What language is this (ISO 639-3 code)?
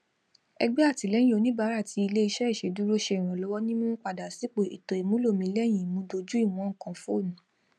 yor